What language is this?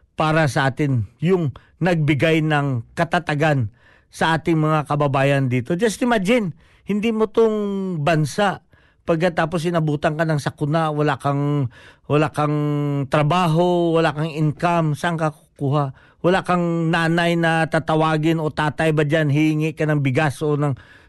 Filipino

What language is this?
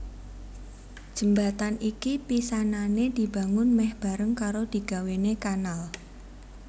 Javanese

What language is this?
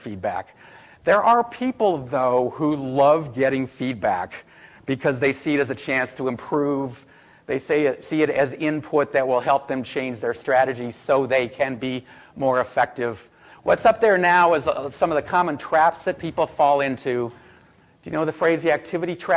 English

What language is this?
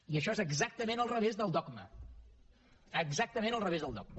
Catalan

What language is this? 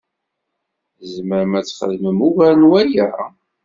Kabyle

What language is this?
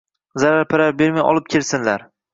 Uzbek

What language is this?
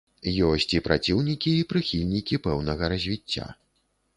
Belarusian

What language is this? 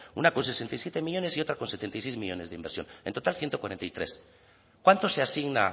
Spanish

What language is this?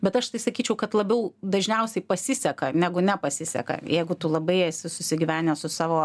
Lithuanian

